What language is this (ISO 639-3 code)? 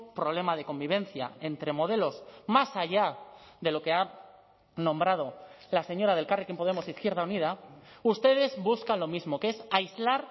spa